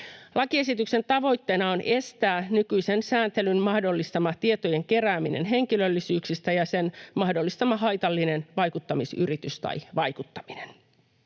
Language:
Finnish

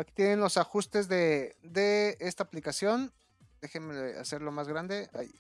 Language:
Spanish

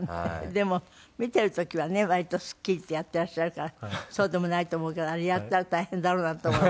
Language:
Japanese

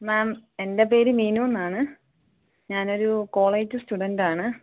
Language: Malayalam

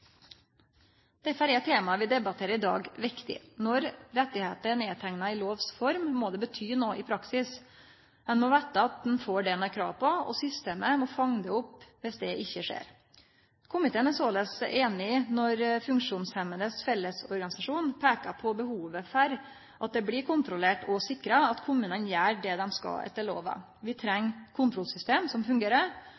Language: Norwegian Nynorsk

